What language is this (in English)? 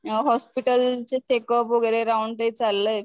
Marathi